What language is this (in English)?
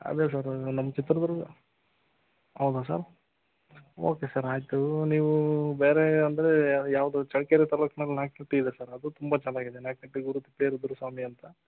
Kannada